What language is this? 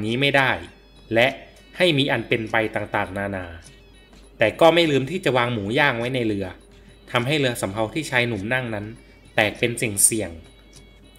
Thai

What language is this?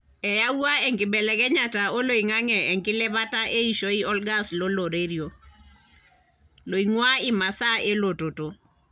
Masai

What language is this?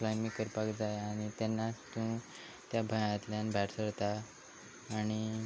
Konkani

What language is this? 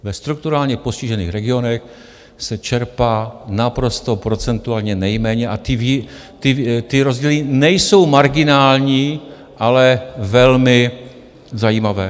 Czech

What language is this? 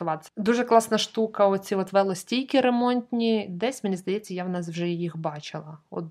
Ukrainian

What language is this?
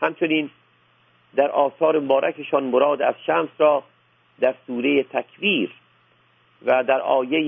Persian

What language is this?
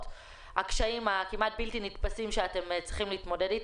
Hebrew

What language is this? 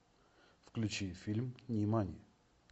Russian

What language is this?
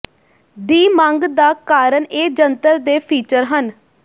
Punjabi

